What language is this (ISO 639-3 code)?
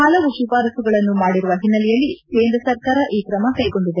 kan